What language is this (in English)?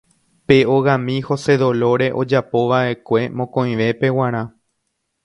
Guarani